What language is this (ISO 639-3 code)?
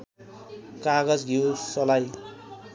nep